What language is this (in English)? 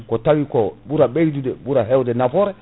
Fula